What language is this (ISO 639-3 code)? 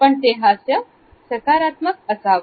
mar